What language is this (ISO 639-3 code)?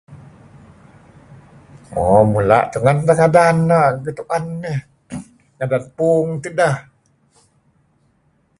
kzi